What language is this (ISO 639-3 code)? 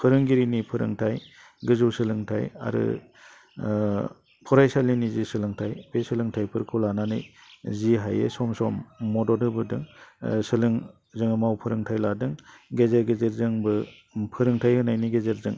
brx